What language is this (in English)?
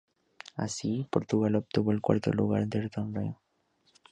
Spanish